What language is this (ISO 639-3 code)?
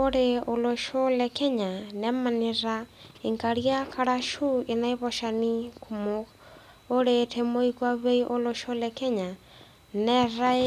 mas